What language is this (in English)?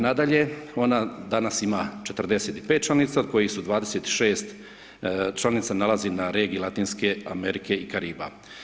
Croatian